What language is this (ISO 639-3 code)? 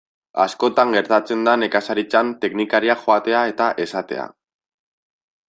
eus